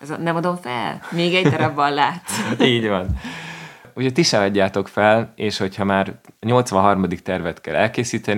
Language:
Hungarian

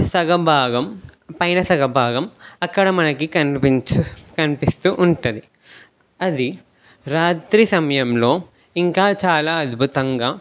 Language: Telugu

